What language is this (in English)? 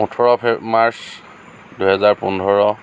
Assamese